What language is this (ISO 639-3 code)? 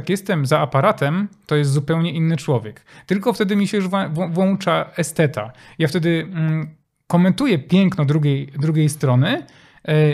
pol